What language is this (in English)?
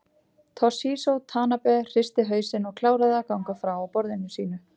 Icelandic